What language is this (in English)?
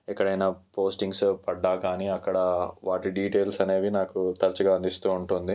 Telugu